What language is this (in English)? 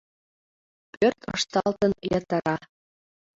Mari